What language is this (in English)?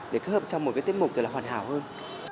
Vietnamese